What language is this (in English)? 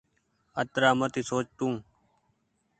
Goaria